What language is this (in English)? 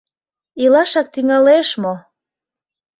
Mari